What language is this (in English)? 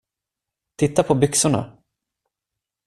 Swedish